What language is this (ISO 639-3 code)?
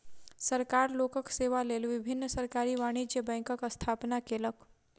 mai